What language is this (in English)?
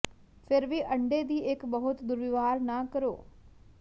Punjabi